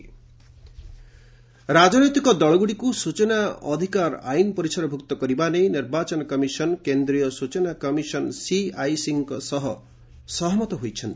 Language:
Odia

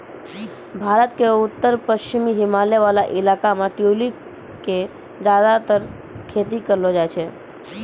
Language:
Maithili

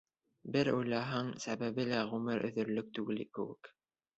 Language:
Bashkir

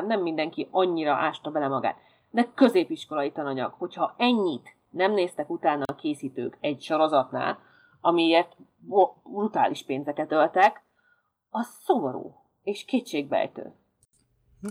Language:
Hungarian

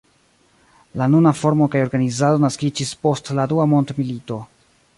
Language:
Esperanto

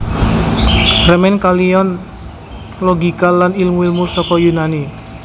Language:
Javanese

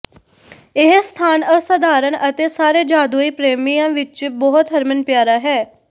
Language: Punjabi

